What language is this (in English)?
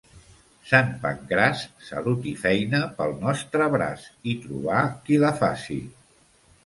Catalan